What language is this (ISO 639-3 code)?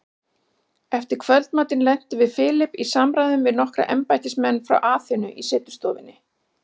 isl